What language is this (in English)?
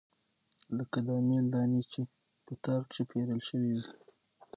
Pashto